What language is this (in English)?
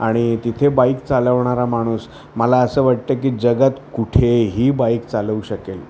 Marathi